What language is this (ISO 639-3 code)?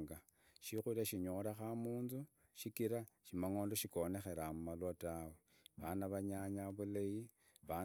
ida